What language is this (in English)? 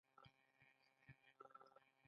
Pashto